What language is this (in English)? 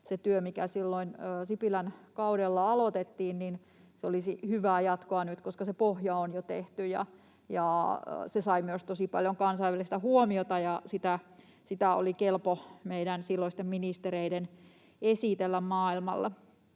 Finnish